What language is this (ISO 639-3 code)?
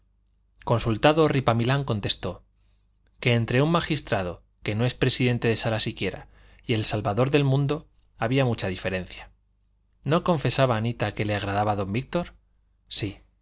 spa